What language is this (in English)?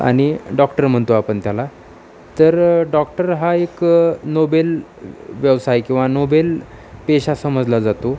Marathi